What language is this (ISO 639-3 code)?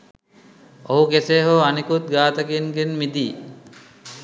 sin